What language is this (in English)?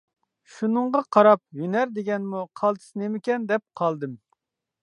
Uyghur